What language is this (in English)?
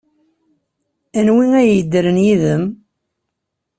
Kabyle